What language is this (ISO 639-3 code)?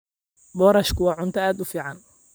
som